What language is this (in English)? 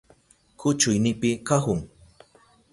Southern Pastaza Quechua